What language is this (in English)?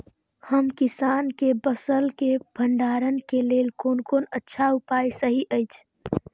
Maithili